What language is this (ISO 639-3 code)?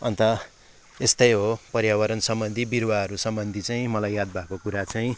nep